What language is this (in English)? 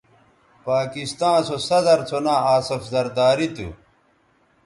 Bateri